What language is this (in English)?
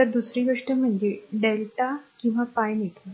Marathi